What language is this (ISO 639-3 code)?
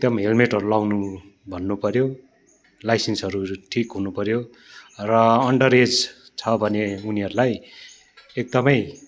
nep